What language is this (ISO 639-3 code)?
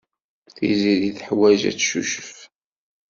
kab